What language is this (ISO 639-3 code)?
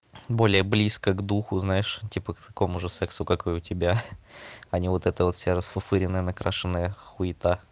rus